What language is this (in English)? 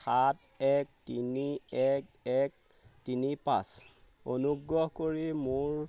Assamese